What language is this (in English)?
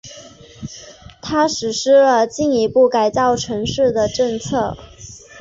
Chinese